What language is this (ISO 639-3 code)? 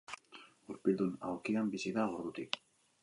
eus